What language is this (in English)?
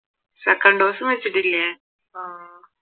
Malayalam